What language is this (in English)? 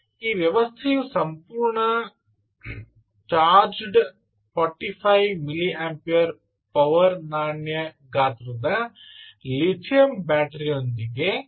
Kannada